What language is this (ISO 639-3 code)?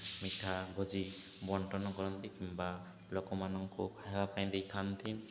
ori